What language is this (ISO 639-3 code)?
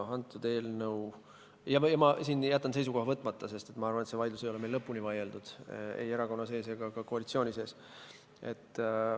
est